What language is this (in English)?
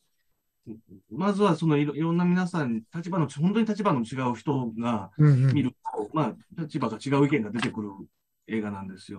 Japanese